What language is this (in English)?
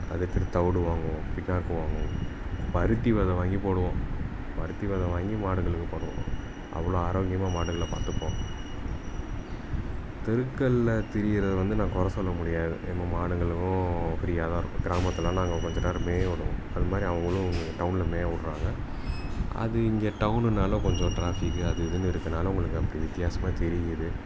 Tamil